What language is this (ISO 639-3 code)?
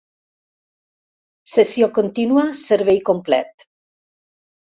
cat